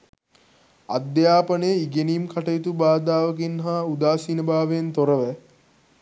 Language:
Sinhala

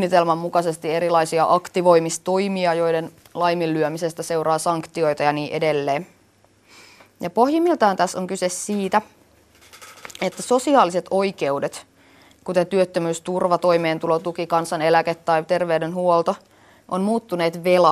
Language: Finnish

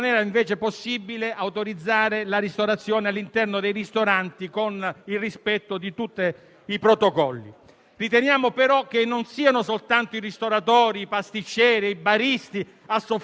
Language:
Italian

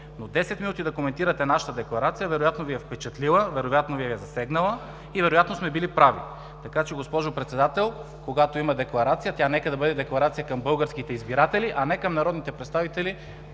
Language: Bulgarian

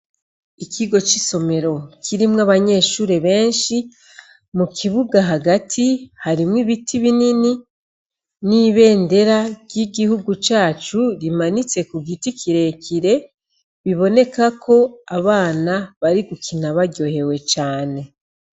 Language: Rundi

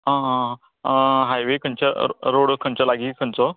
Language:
Konkani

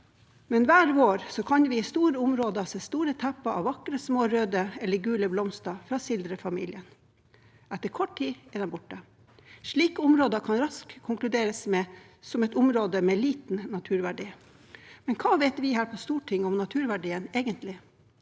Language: Norwegian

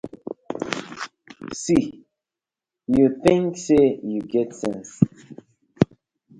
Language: Nigerian Pidgin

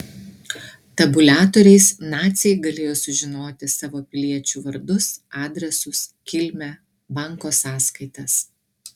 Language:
Lithuanian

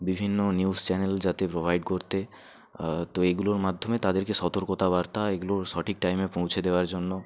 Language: Bangla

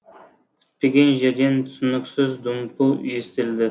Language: Kazakh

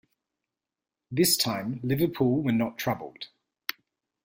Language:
English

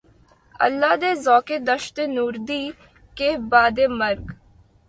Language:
Urdu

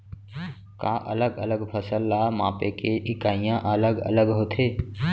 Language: Chhattisgarhi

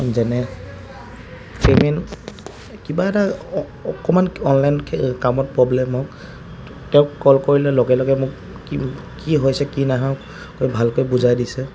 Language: Assamese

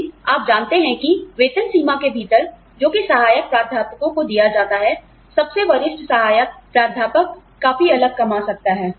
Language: Hindi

